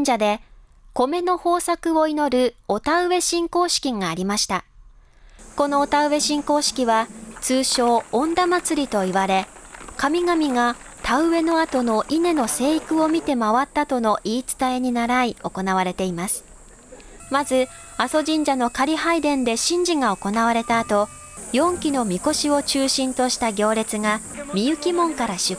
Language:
Japanese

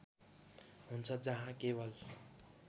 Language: Nepali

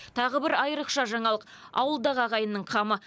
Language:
Kazakh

